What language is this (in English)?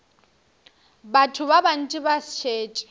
Northern Sotho